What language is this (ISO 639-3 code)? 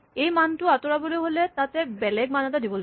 asm